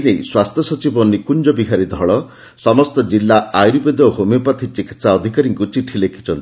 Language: Odia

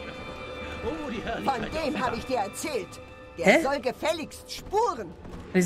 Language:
German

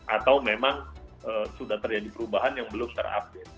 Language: Indonesian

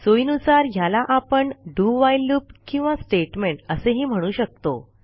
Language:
Marathi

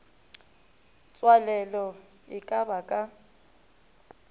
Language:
Northern Sotho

